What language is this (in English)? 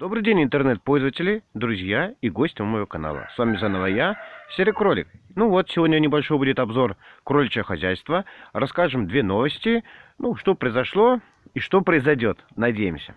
Russian